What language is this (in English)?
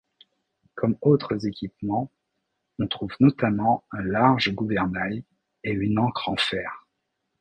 French